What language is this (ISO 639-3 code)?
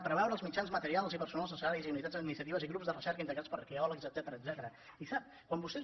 cat